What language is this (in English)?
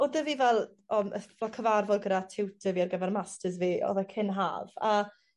Welsh